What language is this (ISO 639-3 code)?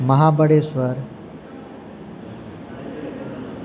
guj